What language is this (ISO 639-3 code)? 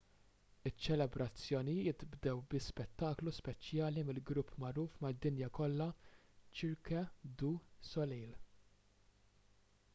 mlt